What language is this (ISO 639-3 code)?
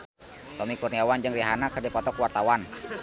sun